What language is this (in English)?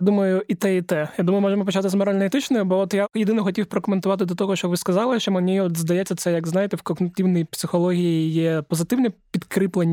Ukrainian